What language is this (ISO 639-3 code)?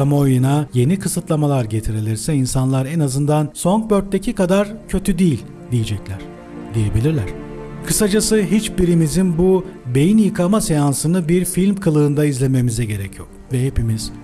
tur